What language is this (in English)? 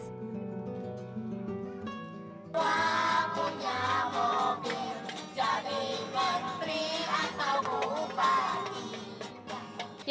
Indonesian